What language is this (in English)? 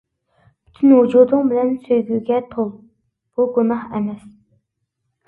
Uyghur